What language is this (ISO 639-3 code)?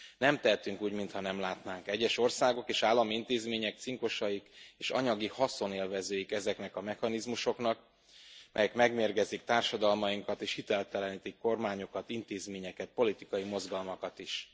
hun